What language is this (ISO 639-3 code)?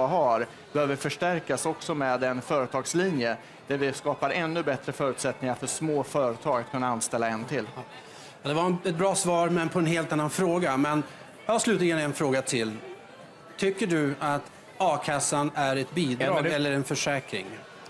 swe